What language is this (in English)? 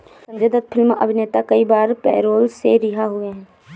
Hindi